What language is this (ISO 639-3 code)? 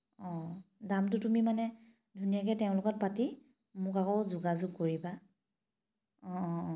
asm